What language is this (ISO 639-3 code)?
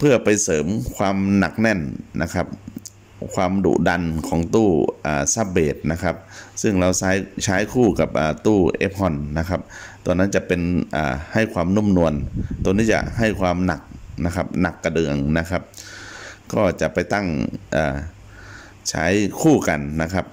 tha